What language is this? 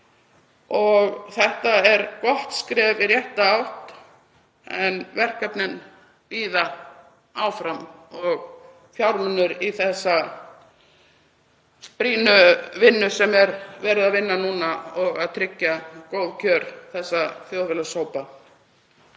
Icelandic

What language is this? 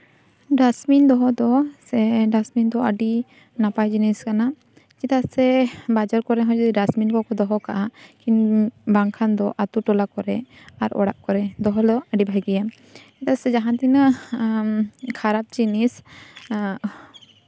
Santali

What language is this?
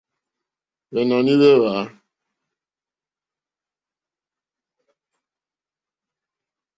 Mokpwe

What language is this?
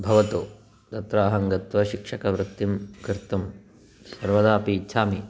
Sanskrit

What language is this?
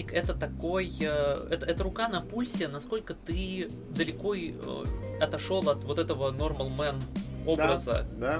Russian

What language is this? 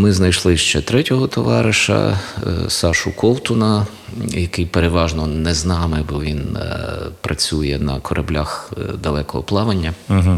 Ukrainian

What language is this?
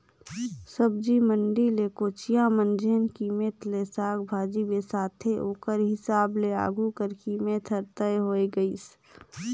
Chhattisgarhi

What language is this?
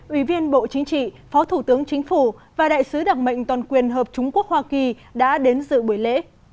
Vietnamese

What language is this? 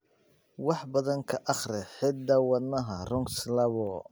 Somali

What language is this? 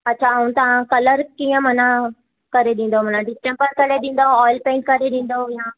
Sindhi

